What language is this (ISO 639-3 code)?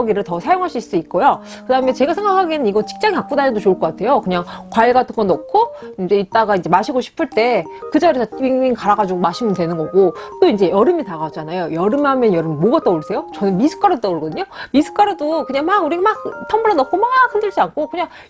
kor